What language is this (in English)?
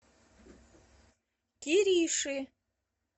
Russian